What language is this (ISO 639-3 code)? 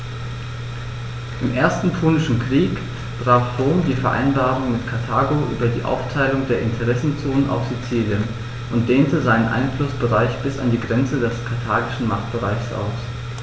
deu